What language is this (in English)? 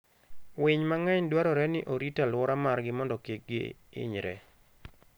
Luo (Kenya and Tanzania)